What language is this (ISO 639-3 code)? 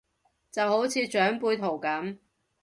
yue